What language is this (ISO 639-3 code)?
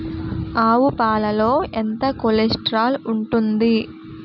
tel